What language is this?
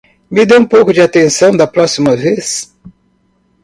Portuguese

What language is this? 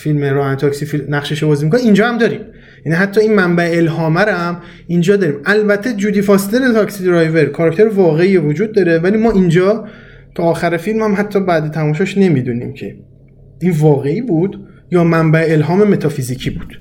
Persian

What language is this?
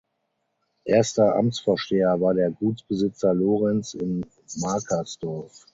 German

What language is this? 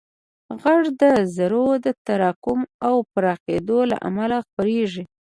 Pashto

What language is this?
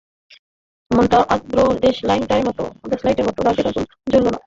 Bangla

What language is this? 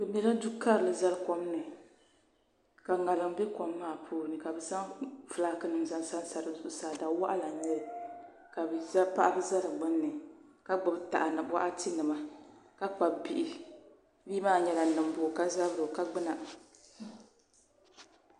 Dagbani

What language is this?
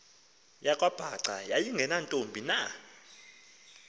Xhosa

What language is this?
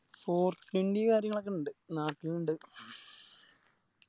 Malayalam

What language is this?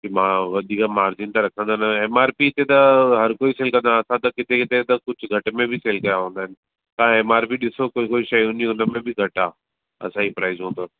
Sindhi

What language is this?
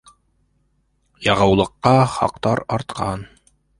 Bashkir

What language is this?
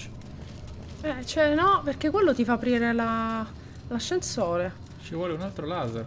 Italian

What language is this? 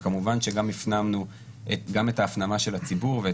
Hebrew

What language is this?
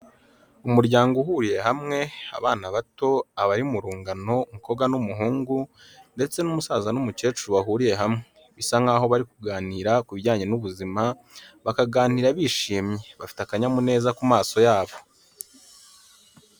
Kinyarwanda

